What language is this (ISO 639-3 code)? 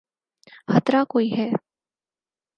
urd